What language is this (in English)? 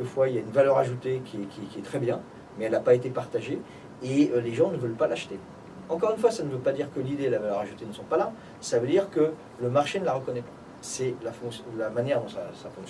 French